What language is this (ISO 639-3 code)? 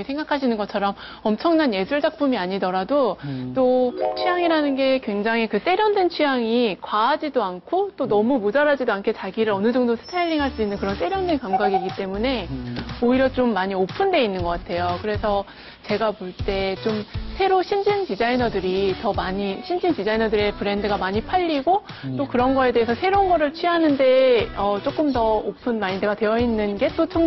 kor